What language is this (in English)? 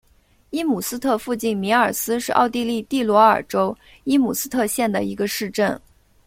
Chinese